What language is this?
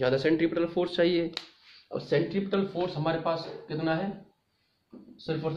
Hindi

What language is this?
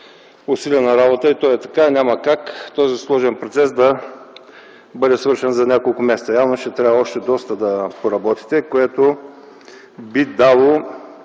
Bulgarian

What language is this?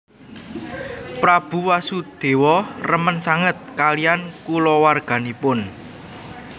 Javanese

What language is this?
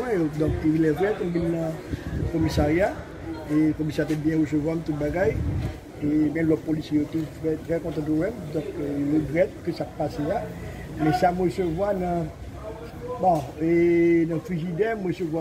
French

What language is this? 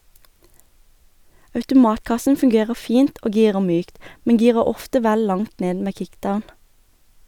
Norwegian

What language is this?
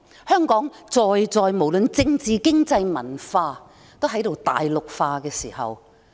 Cantonese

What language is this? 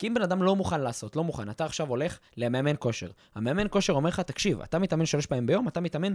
Hebrew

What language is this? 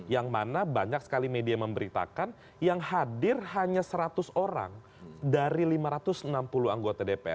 Indonesian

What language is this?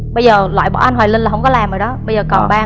Vietnamese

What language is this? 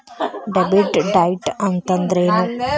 Kannada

